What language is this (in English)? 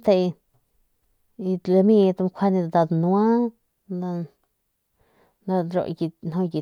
Northern Pame